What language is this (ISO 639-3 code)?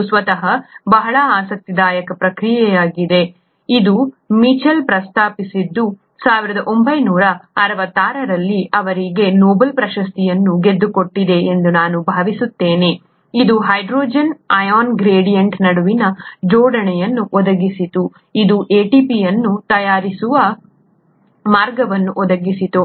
kan